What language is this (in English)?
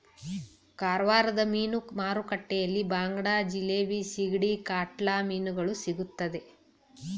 Kannada